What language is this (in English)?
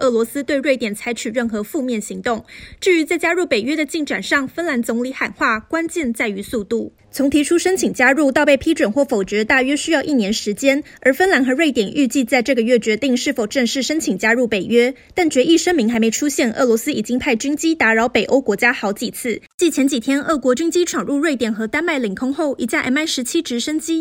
Chinese